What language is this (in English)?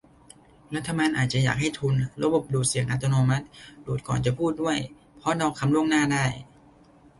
Thai